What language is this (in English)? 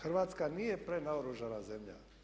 Croatian